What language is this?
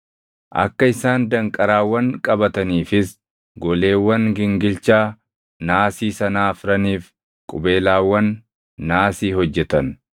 Oromo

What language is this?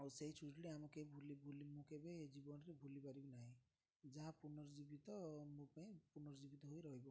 Odia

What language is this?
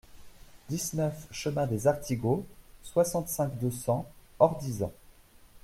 French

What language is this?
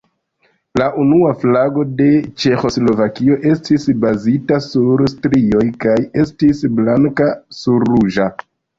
Esperanto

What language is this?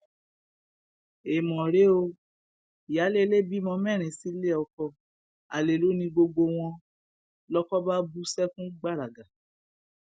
Yoruba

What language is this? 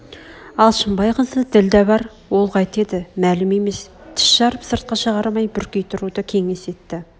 Kazakh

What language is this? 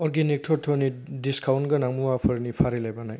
Bodo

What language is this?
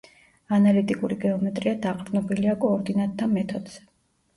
Georgian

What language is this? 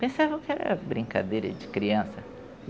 Portuguese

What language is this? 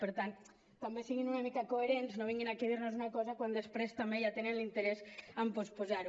Catalan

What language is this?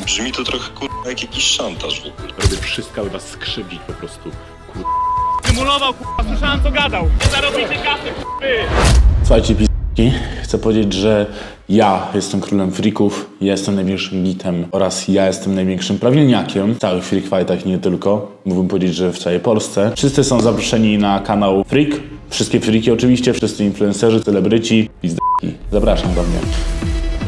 Polish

